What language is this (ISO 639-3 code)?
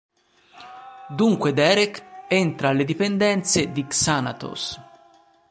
ita